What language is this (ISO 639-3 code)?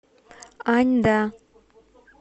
rus